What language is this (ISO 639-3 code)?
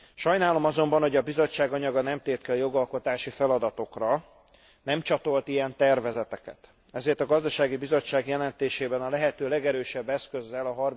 hun